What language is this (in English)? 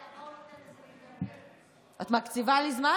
Hebrew